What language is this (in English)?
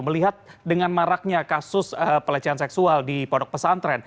Indonesian